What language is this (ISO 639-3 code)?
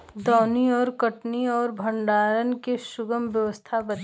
bho